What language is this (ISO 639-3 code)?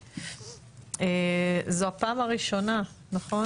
heb